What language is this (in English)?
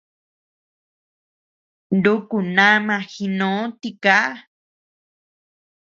Tepeuxila Cuicatec